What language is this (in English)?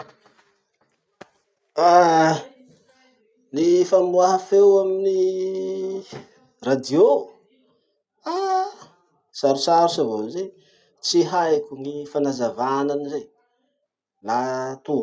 Masikoro Malagasy